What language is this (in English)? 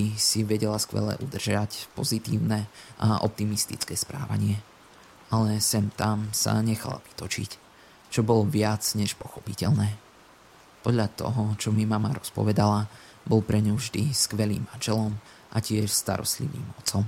Slovak